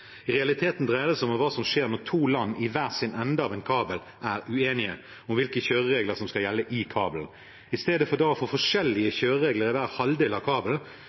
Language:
Norwegian Bokmål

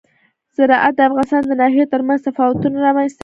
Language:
Pashto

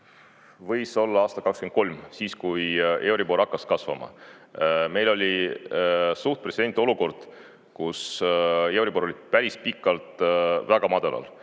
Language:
Estonian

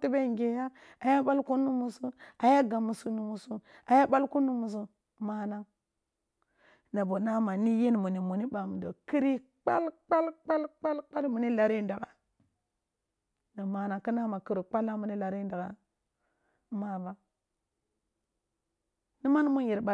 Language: Kulung (Nigeria)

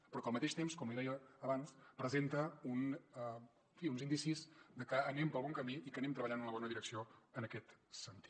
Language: Catalan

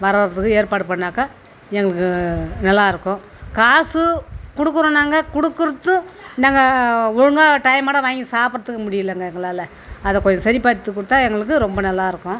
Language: Tamil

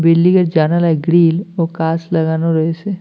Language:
Bangla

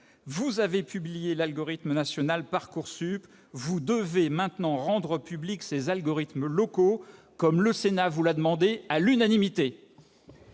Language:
French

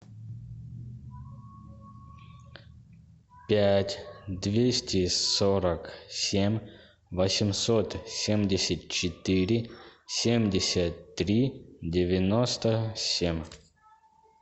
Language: Russian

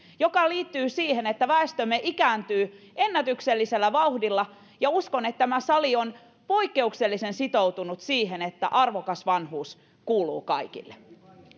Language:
Finnish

